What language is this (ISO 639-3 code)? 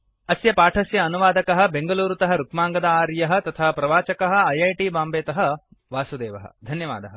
san